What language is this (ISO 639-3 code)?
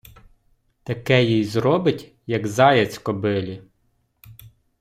ukr